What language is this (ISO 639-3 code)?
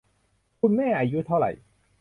tha